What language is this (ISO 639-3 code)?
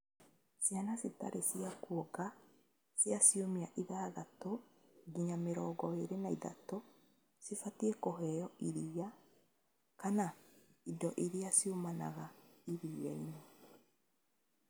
kik